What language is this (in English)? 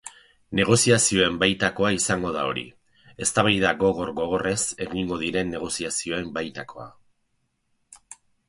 Basque